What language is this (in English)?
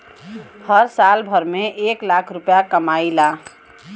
Bhojpuri